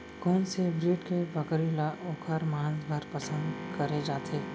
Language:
Chhattisgarhi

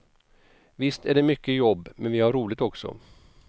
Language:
Swedish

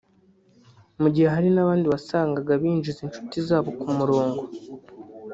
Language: Kinyarwanda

